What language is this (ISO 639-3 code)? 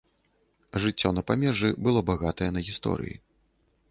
bel